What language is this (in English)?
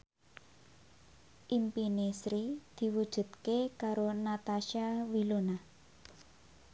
Javanese